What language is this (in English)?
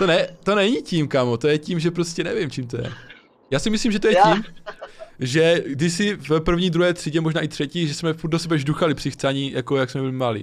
Czech